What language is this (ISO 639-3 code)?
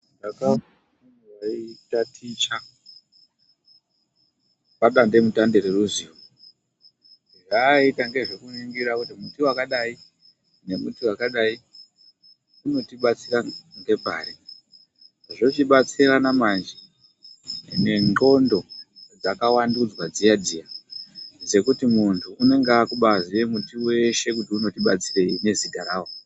ndc